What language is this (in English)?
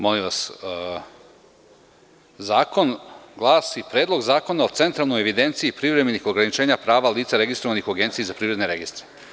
Serbian